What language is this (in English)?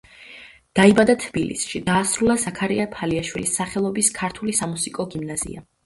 Georgian